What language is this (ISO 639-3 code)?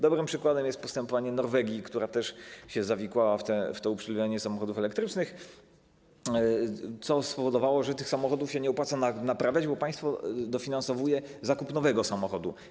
pol